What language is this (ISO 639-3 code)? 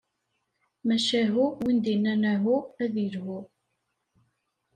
kab